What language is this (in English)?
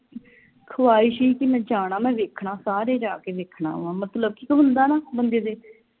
Punjabi